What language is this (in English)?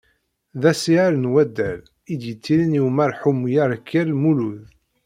Kabyle